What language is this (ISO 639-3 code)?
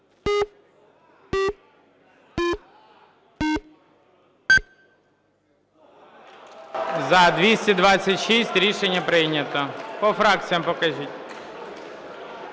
ukr